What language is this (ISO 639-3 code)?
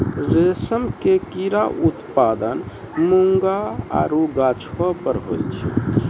mai